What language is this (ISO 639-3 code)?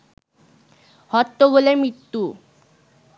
ben